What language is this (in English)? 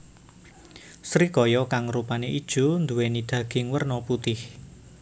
Javanese